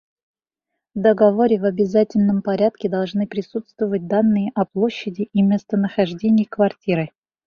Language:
Bashkir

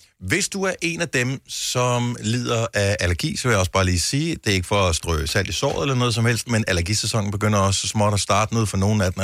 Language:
Danish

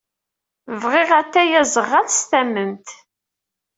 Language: Kabyle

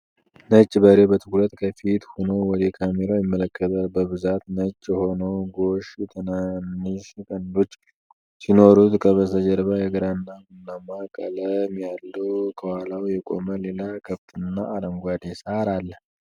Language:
Amharic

